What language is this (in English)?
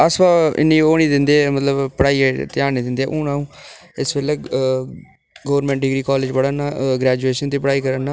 Dogri